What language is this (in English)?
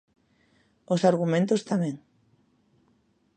Galician